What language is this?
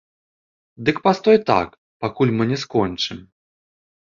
Belarusian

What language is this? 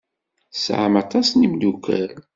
Kabyle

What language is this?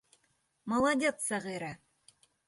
Bashkir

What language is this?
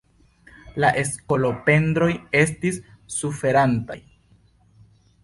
Esperanto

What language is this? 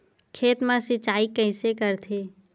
Chhattisgarhi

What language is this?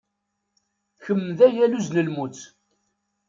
Kabyle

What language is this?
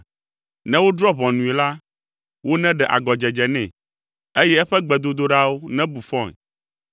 Ewe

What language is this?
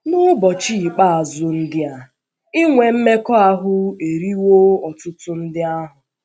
Igbo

